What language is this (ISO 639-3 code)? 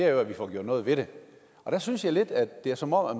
dan